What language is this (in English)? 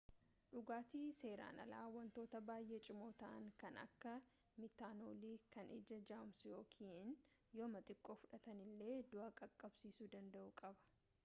Oromo